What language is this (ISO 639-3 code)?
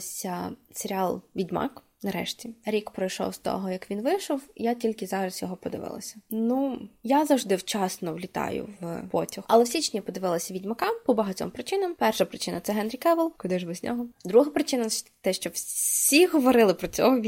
ukr